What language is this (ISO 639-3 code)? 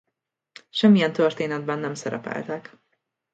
hun